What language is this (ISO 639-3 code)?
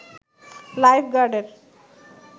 ben